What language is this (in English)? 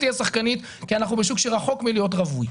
Hebrew